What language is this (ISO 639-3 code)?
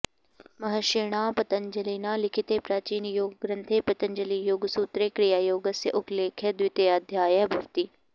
san